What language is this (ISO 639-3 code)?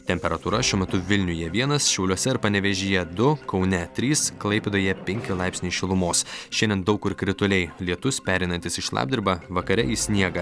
lit